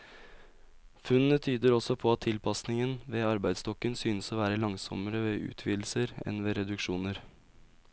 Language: Norwegian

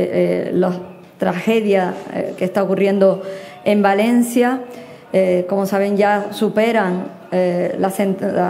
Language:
Spanish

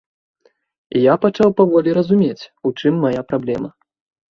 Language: Belarusian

